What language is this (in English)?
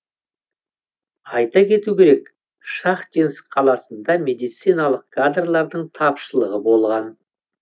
Kazakh